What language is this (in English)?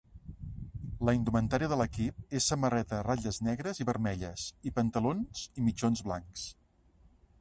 Catalan